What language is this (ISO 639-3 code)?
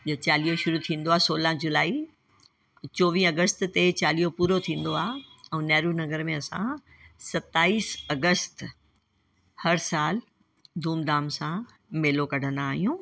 snd